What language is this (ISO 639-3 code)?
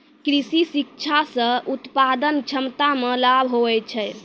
mai